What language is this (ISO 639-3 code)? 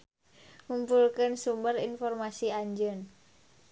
sun